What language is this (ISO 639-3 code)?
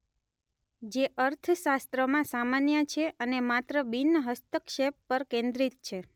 guj